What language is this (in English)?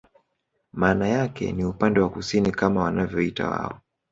Swahili